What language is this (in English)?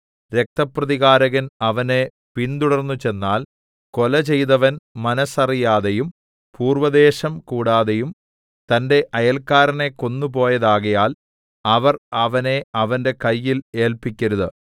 Malayalam